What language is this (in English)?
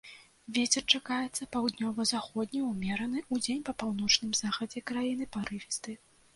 Belarusian